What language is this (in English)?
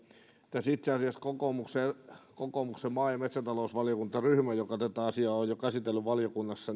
Finnish